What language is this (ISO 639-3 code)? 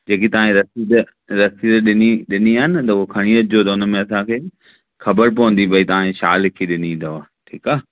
snd